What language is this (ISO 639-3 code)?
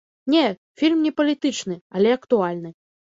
bel